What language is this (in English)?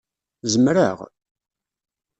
Kabyle